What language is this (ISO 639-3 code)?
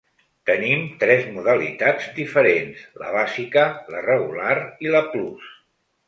cat